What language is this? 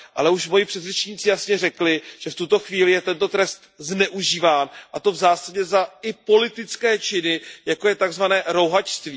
Czech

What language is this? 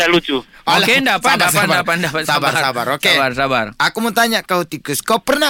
Malay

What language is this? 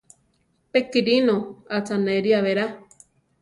Central Tarahumara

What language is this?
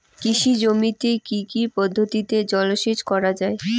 Bangla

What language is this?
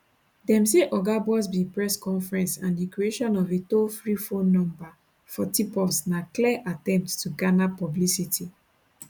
Nigerian Pidgin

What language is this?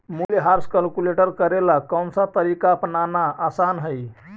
Magahi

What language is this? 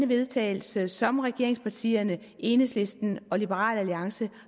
Danish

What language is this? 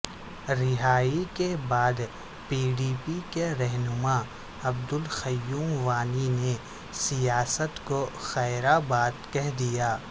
Urdu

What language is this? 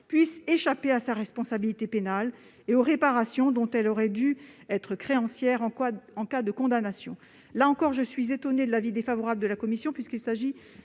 French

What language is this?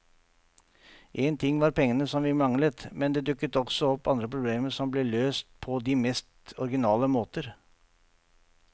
Norwegian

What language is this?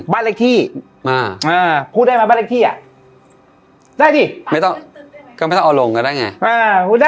Thai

